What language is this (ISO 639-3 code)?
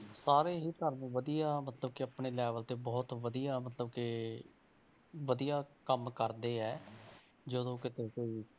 pan